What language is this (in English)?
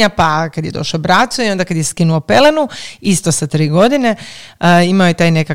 Croatian